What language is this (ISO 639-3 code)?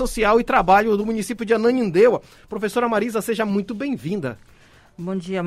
por